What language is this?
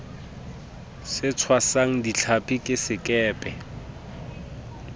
Southern Sotho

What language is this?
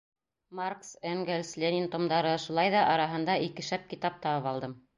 Bashkir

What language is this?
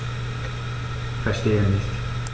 German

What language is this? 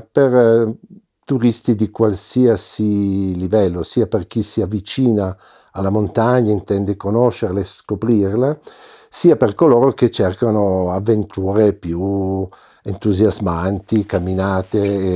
Italian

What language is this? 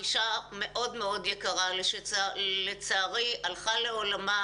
Hebrew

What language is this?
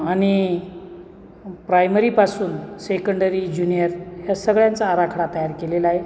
Marathi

